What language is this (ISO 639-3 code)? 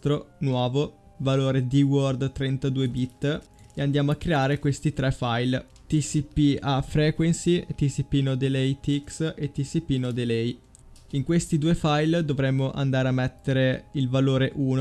ita